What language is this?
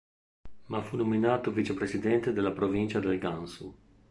Italian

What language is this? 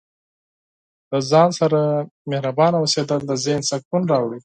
Pashto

